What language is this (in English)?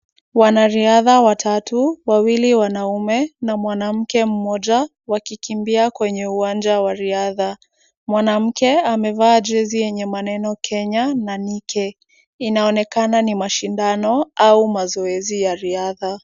Swahili